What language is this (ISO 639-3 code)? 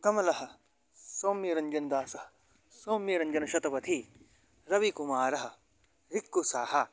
san